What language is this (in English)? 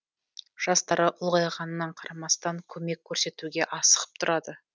Kazakh